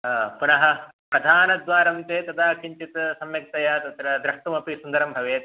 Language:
Sanskrit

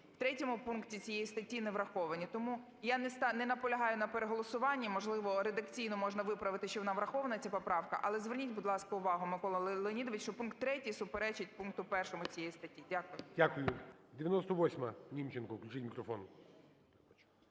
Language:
Ukrainian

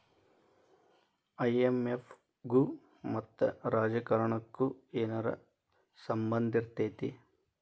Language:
Kannada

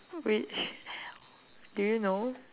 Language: English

